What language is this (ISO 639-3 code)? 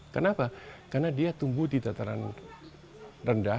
ind